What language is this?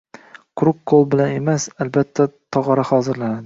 Uzbek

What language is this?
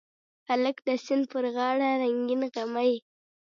Pashto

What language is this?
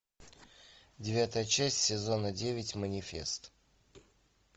Russian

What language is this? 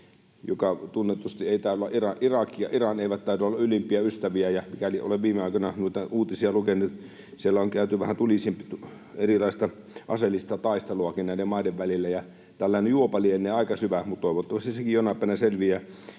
Finnish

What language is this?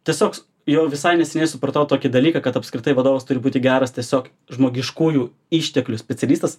Lithuanian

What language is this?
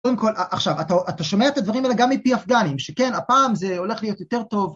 Hebrew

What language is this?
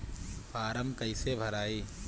Bhojpuri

